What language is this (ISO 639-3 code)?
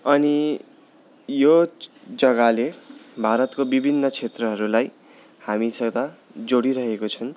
nep